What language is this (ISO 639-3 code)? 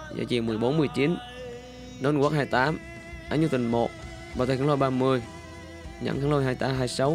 vie